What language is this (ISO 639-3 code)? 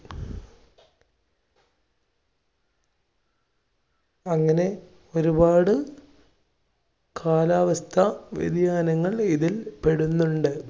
mal